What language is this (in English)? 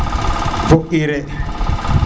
Serer